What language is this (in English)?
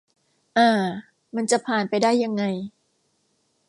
Thai